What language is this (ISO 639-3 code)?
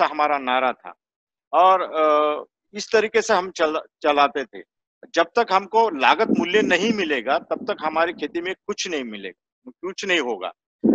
hin